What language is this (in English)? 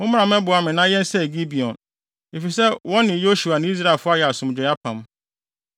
Akan